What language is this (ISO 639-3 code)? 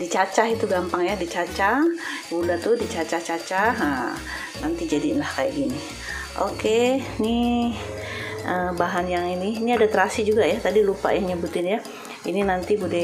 ind